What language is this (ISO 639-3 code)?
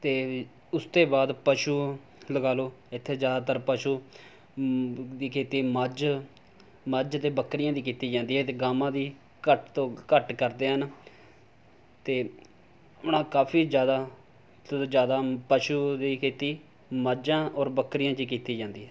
pan